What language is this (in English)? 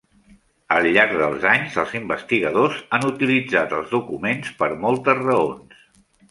Catalan